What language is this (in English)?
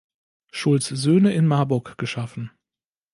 German